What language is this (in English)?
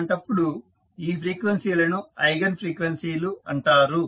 Telugu